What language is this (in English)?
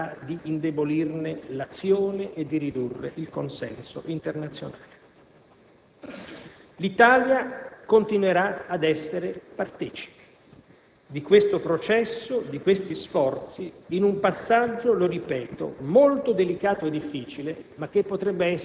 Italian